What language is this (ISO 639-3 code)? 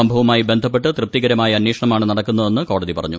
mal